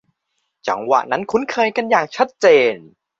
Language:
Thai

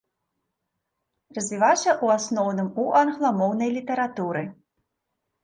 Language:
Belarusian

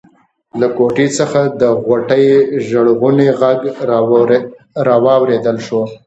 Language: Pashto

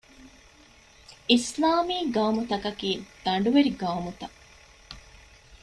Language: Divehi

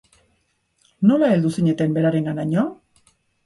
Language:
Basque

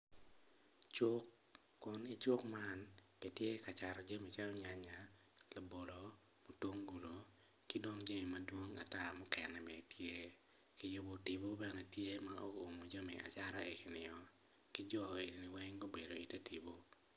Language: Acoli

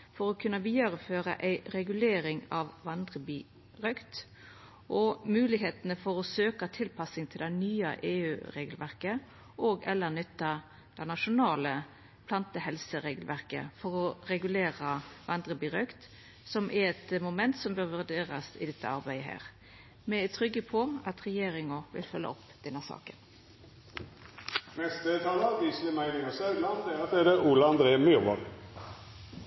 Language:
Norwegian Nynorsk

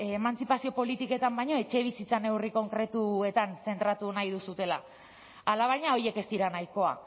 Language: Basque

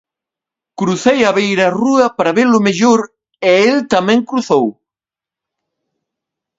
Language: Galician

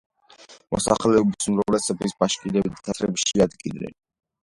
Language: Georgian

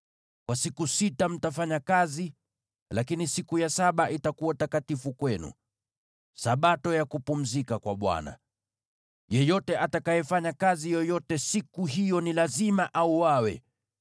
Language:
Swahili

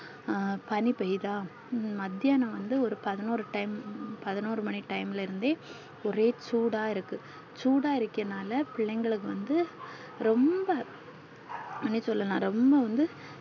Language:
Tamil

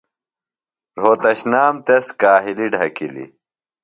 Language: Phalura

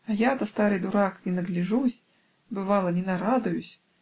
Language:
Russian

